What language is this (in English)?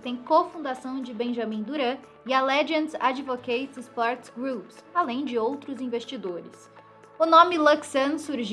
Portuguese